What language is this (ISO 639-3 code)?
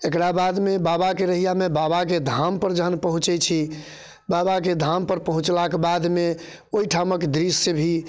mai